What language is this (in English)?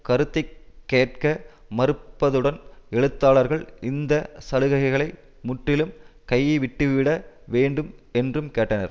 Tamil